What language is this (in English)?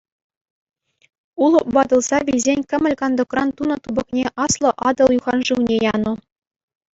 Chuvash